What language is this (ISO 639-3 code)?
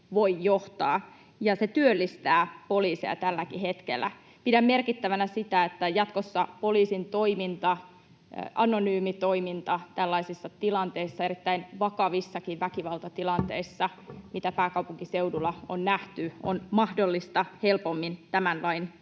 fin